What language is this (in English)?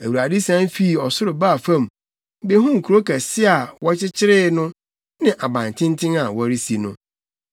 Akan